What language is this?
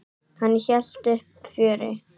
Icelandic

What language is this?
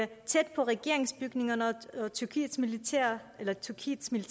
Danish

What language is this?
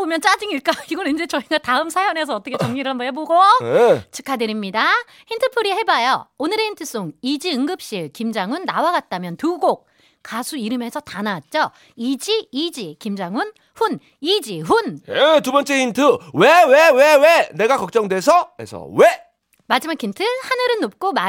Korean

